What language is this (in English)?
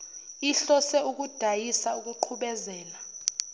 Zulu